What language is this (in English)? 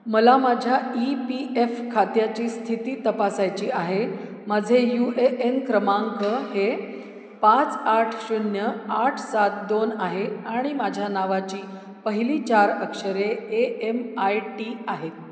Marathi